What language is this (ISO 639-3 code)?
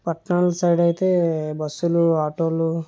tel